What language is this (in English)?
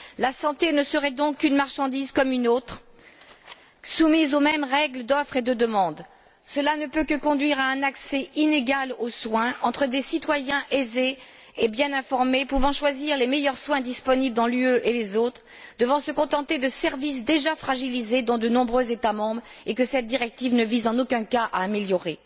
French